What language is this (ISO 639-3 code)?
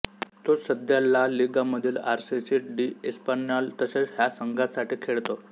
mar